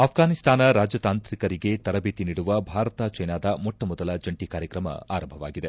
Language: Kannada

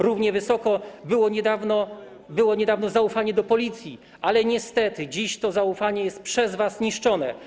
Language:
Polish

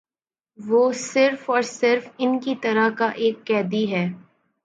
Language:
Urdu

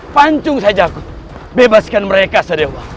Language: Indonesian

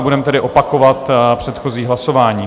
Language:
Czech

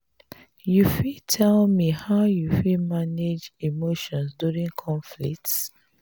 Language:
Nigerian Pidgin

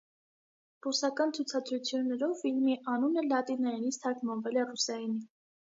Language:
Armenian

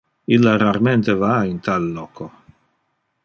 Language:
Interlingua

